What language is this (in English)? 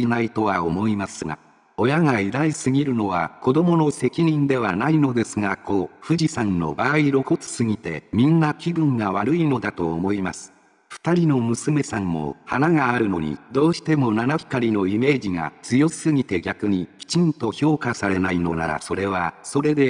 Japanese